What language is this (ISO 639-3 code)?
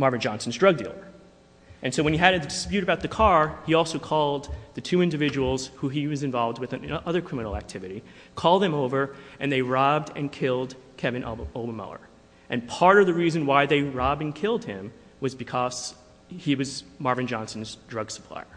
eng